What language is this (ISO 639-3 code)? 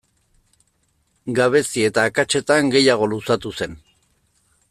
eus